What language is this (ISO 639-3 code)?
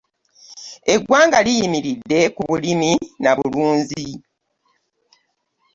lug